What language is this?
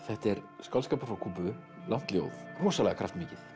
Icelandic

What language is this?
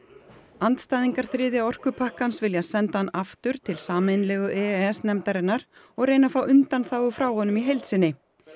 Icelandic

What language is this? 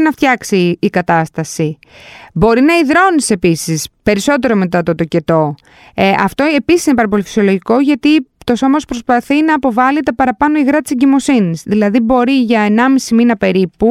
Greek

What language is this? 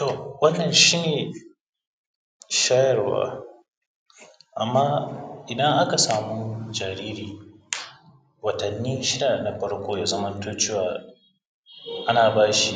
Hausa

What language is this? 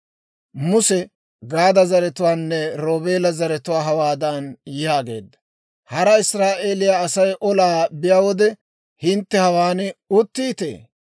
Dawro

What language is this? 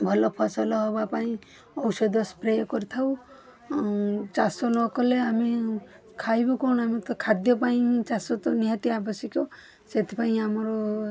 Odia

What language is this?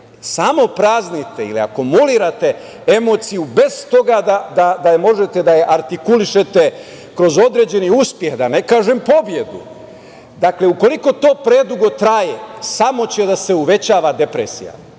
Serbian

